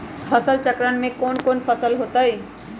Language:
Magahi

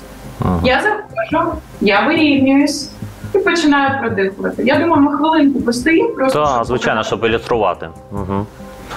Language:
Ukrainian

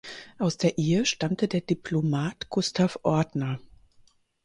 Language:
German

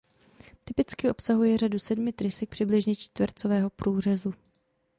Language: Czech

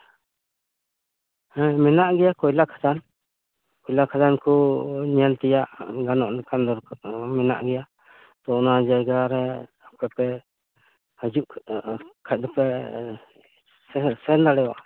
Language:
Santali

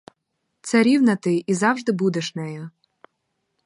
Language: Ukrainian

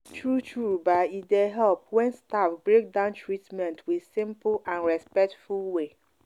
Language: Nigerian Pidgin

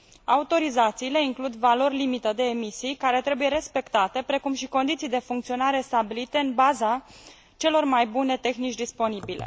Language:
Romanian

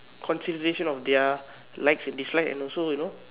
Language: English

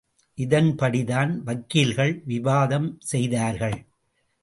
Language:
Tamil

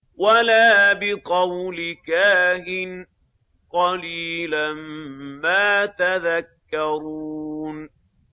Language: Arabic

